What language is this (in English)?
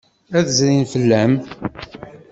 Kabyle